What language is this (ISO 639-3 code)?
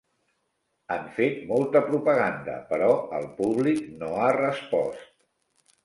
cat